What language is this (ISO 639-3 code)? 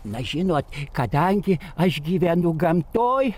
lit